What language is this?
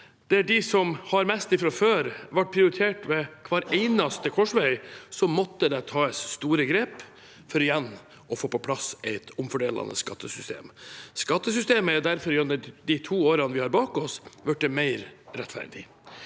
Norwegian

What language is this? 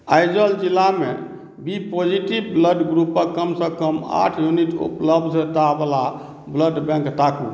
Maithili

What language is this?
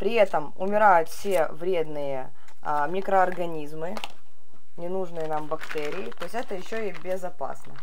Russian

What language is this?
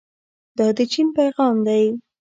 Pashto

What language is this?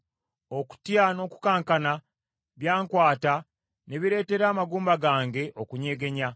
Ganda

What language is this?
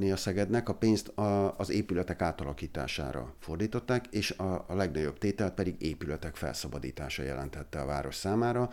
Hungarian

